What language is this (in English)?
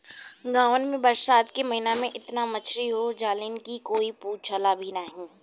Bhojpuri